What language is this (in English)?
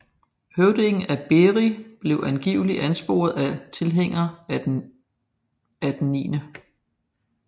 Danish